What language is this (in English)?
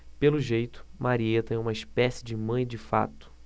Portuguese